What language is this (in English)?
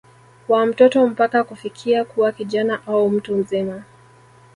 Swahili